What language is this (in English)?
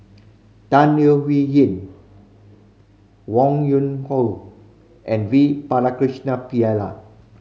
English